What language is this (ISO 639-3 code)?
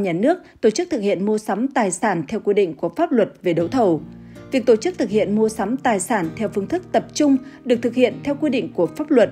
vie